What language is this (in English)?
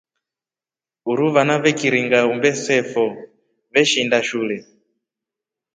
Rombo